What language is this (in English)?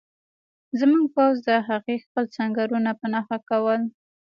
Pashto